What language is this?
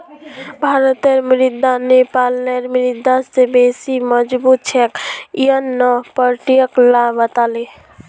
Magahi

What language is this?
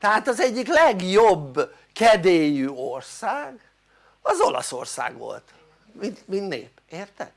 Hungarian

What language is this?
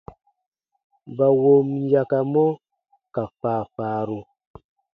Baatonum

